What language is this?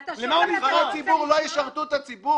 Hebrew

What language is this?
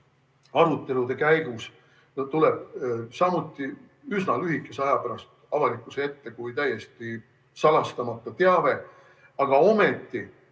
Estonian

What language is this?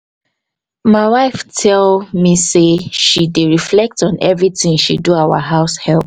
Nigerian Pidgin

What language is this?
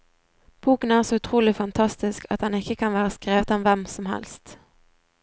Norwegian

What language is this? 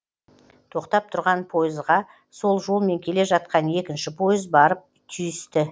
Kazakh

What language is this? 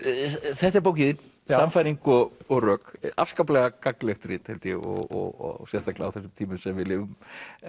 Icelandic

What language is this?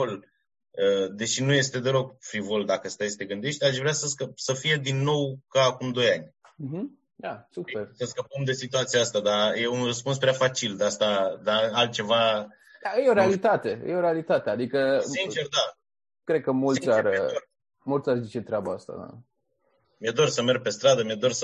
Romanian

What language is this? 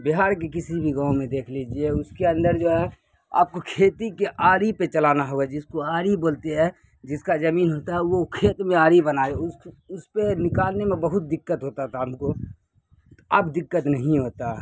Urdu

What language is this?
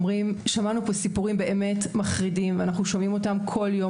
Hebrew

